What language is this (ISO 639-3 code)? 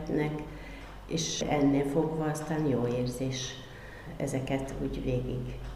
hun